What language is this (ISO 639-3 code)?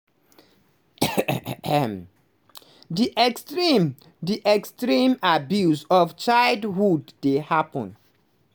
pcm